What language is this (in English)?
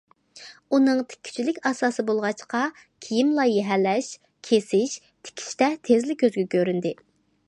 Uyghur